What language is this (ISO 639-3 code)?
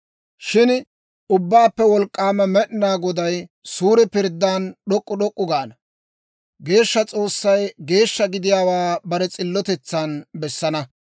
dwr